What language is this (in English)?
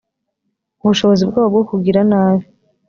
Kinyarwanda